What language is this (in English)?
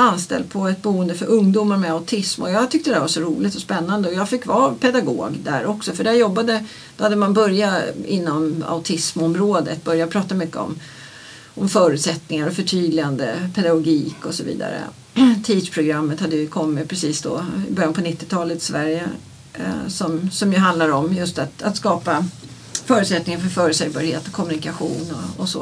Swedish